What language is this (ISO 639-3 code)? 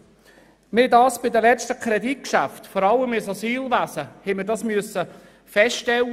gsw